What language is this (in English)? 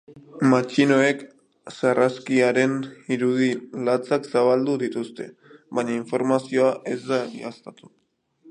Basque